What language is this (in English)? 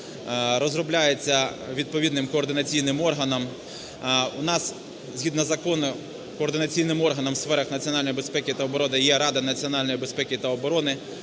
Ukrainian